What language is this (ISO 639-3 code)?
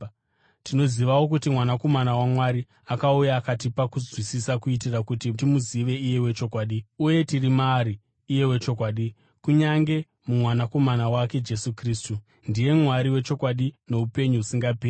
sna